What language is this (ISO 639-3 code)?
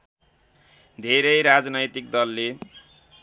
nep